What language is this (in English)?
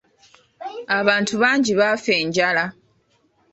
Ganda